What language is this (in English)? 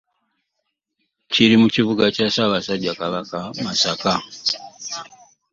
Ganda